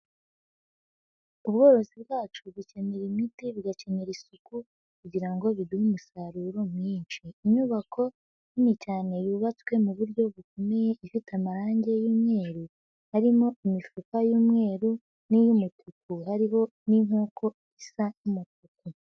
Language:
Kinyarwanda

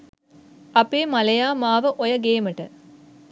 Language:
Sinhala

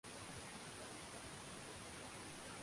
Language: Swahili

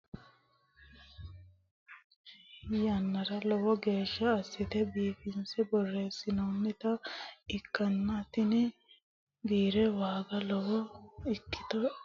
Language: Sidamo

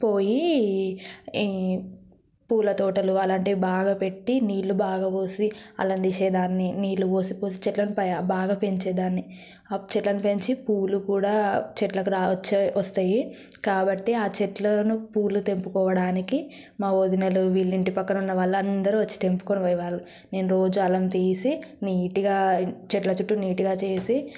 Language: Telugu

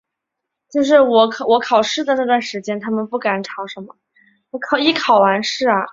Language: Chinese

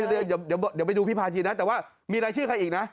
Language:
Thai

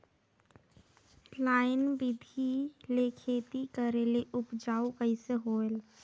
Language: Chhattisgarhi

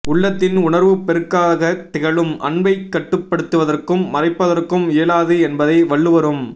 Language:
Tamil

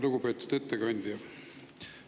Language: Estonian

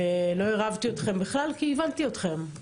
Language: Hebrew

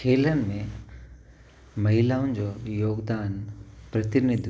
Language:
Sindhi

